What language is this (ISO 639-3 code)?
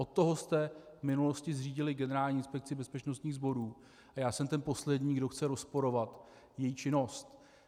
ces